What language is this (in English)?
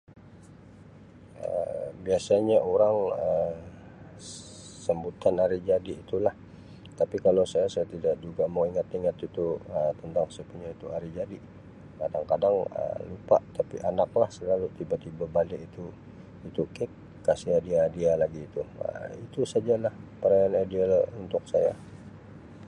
Sabah Malay